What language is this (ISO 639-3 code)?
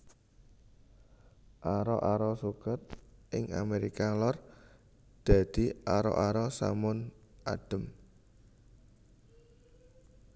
jav